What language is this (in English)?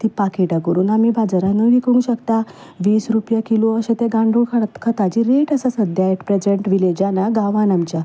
Konkani